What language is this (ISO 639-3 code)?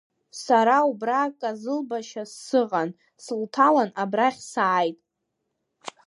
abk